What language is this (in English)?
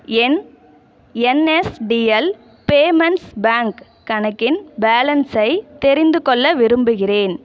Tamil